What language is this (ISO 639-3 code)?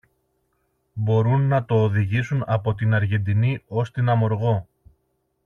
ell